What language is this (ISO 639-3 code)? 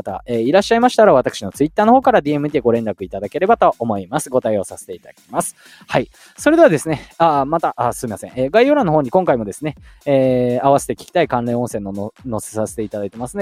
jpn